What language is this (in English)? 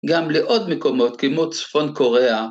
Hebrew